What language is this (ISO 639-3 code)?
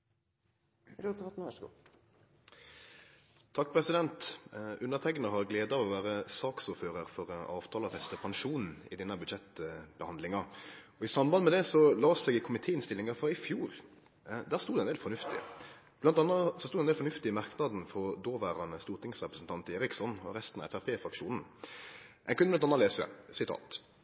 nor